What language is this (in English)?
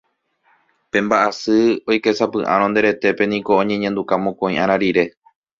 Guarani